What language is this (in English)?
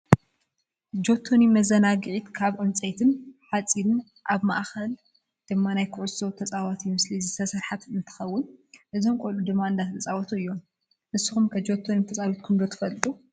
Tigrinya